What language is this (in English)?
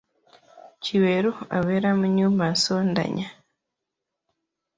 Ganda